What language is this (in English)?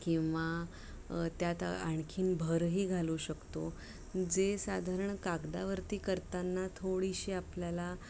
Marathi